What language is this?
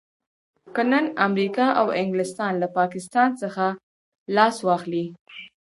Pashto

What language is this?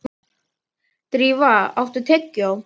Icelandic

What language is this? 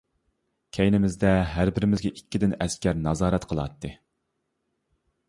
Uyghur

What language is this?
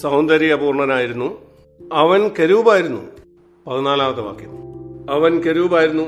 Malayalam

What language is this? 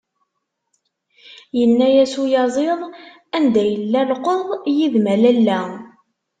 Kabyle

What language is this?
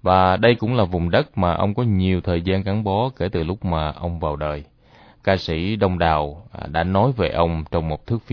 Vietnamese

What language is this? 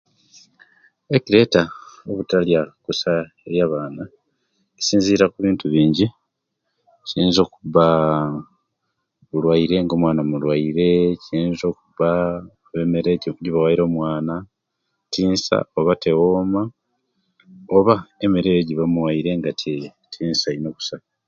Kenyi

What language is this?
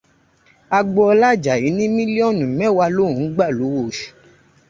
Yoruba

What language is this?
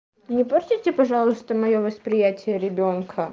Russian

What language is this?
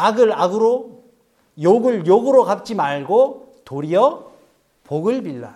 Korean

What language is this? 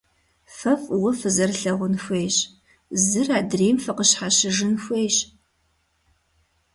Kabardian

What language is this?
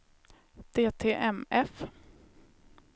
Swedish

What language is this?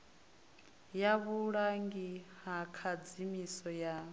Venda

